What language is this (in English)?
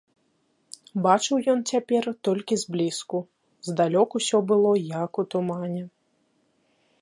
Belarusian